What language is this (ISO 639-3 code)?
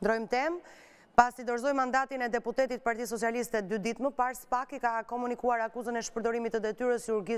ron